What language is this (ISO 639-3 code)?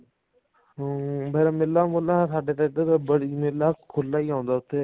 pan